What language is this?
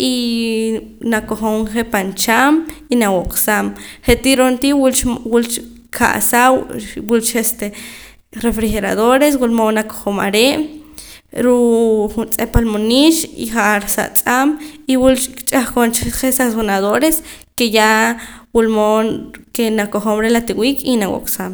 Poqomam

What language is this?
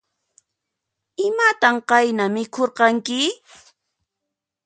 Puno Quechua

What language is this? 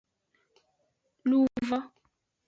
Aja (Benin)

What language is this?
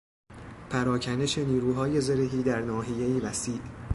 Persian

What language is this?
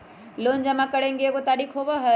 Magahi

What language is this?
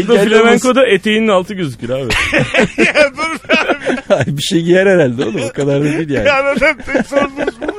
Turkish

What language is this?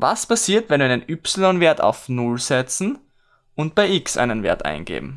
German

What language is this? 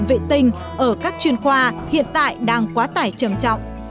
Vietnamese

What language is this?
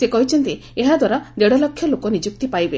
Odia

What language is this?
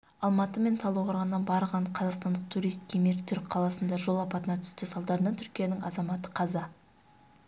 Kazakh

